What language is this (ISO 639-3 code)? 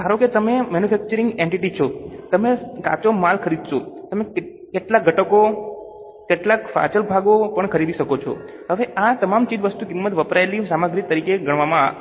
guj